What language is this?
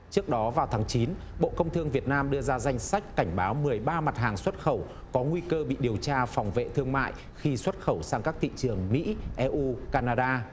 Vietnamese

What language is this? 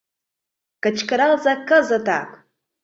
Mari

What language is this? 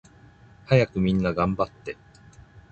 Japanese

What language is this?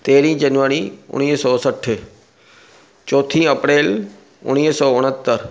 Sindhi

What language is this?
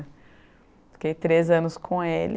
Portuguese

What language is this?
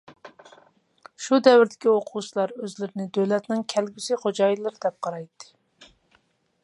Uyghur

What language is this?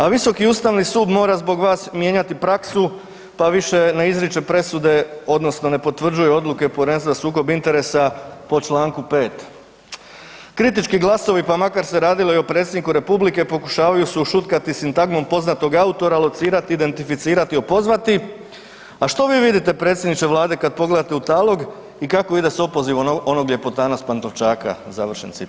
Croatian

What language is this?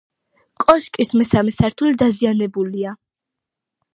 Georgian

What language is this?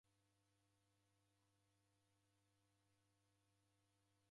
Taita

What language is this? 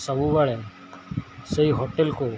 Odia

